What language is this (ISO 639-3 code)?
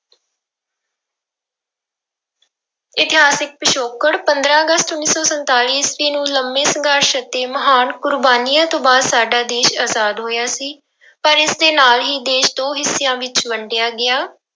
pan